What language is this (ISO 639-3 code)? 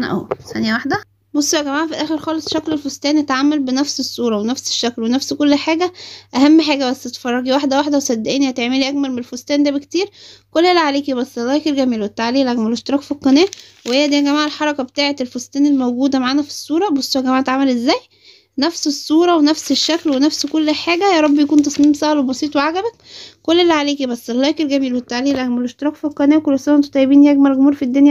ara